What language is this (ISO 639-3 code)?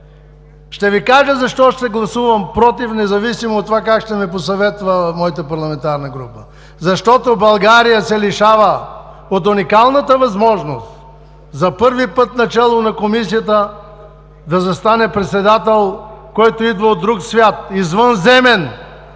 bul